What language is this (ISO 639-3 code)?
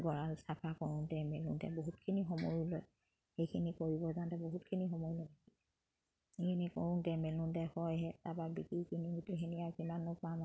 asm